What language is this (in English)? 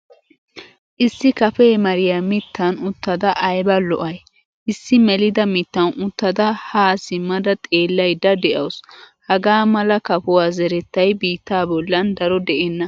Wolaytta